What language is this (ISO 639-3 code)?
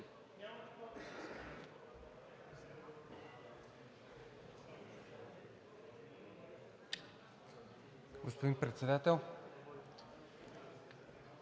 bul